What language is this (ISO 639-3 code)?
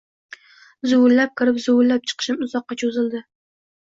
uzb